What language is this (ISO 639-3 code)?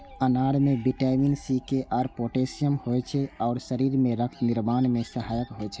mai